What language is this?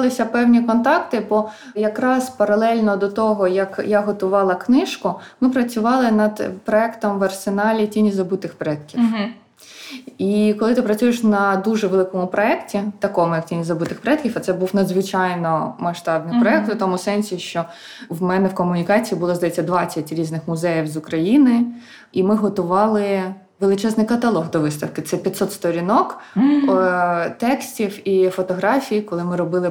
Ukrainian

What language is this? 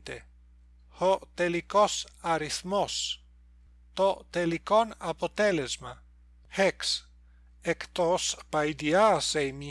Greek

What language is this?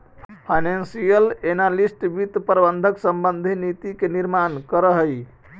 Magahi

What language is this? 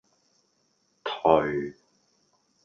Cantonese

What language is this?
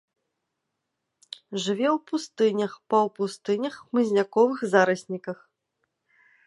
Belarusian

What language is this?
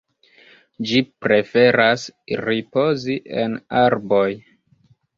Esperanto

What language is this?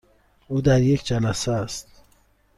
Persian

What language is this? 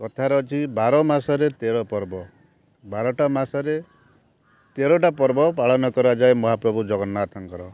Odia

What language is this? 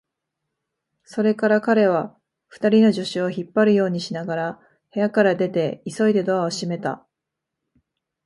Japanese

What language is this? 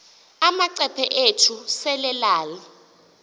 Xhosa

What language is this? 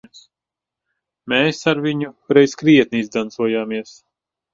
Latvian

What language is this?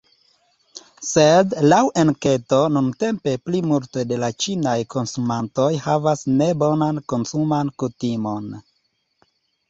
Esperanto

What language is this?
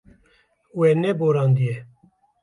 Kurdish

